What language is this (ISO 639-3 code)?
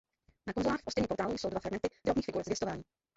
ces